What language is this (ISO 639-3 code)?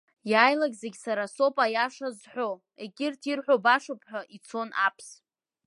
abk